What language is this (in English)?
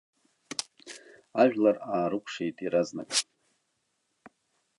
Abkhazian